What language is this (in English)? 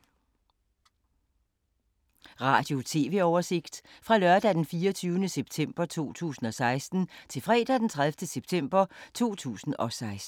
Danish